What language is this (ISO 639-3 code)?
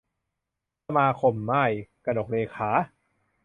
tha